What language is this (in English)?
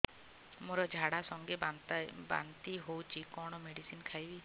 Odia